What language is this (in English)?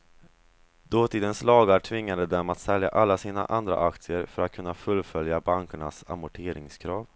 Swedish